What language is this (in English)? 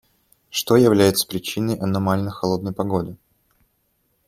Russian